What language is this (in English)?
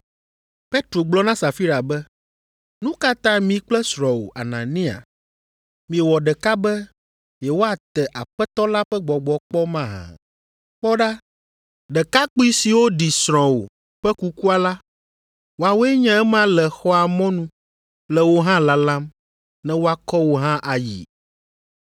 Ewe